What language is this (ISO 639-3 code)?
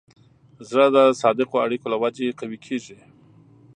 pus